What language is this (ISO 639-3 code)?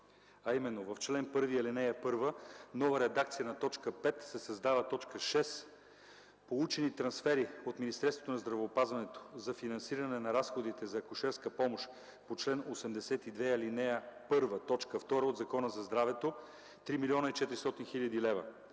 bul